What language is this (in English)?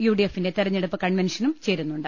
Malayalam